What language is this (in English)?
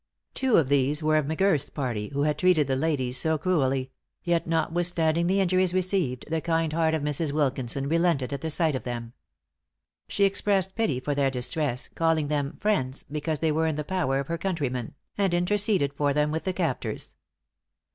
English